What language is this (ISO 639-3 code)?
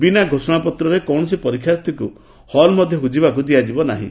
ori